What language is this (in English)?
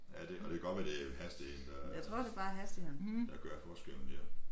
Danish